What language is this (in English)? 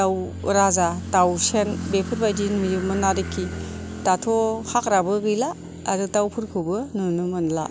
Bodo